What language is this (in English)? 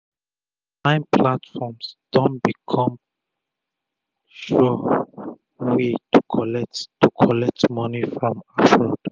Nigerian Pidgin